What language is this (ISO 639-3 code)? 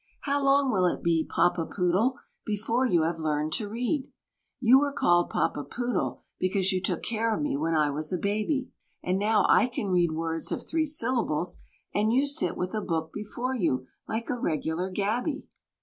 eng